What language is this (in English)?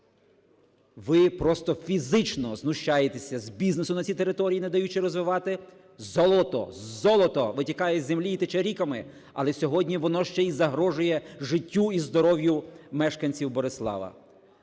Ukrainian